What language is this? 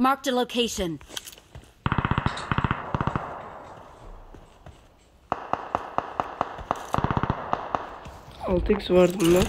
Turkish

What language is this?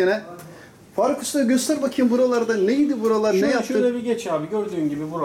Turkish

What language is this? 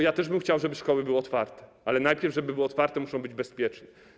Polish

